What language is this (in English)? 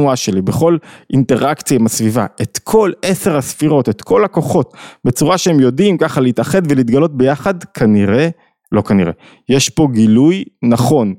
Hebrew